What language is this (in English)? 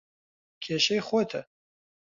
Central Kurdish